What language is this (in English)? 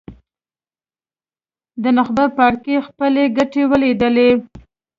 Pashto